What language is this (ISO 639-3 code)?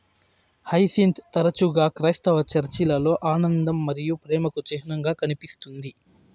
tel